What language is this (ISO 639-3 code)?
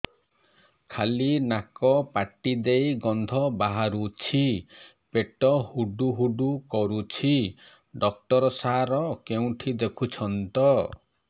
ori